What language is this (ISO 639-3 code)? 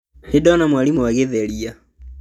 kik